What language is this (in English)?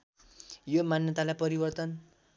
Nepali